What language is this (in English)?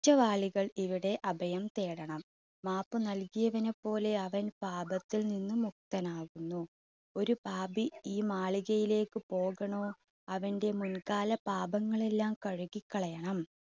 Malayalam